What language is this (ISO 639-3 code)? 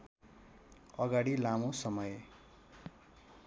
nep